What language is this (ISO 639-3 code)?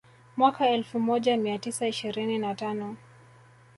swa